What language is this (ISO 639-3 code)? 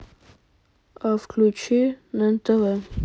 rus